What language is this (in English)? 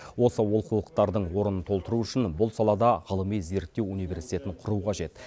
Kazakh